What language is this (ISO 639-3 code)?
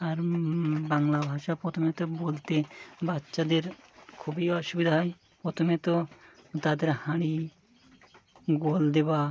ben